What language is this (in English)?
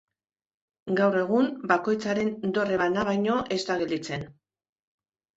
Basque